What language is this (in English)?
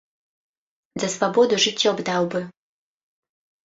Belarusian